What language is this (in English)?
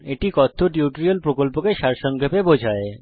Bangla